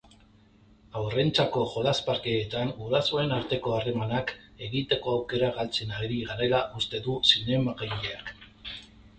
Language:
Basque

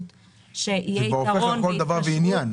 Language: Hebrew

